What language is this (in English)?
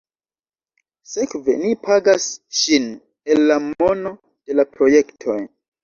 Esperanto